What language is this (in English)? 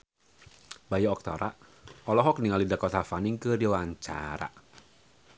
Sundanese